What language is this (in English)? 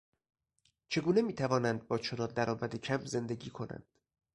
Persian